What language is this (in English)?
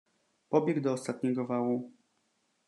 Polish